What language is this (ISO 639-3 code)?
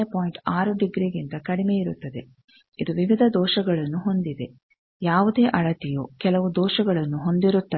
kan